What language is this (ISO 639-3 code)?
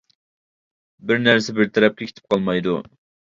uig